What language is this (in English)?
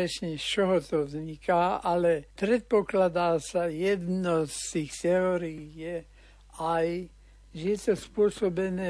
Slovak